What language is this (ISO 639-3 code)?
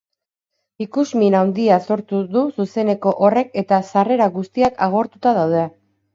eus